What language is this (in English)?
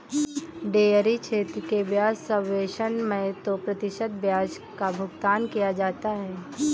Hindi